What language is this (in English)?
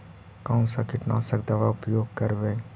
Magahi